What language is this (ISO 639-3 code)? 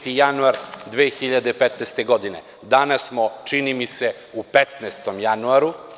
srp